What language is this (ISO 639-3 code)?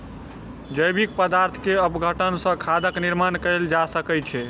mai